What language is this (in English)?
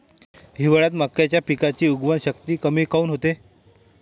Marathi